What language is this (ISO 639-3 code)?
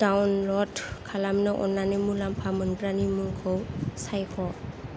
brx